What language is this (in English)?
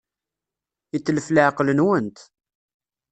Kabyle